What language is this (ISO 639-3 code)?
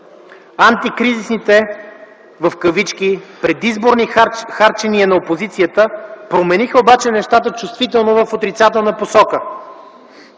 bul